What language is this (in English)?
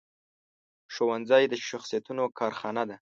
Pashto